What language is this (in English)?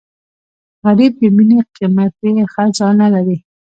Pashto